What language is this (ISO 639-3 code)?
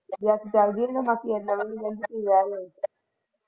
pan